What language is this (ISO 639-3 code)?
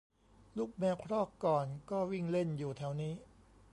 tha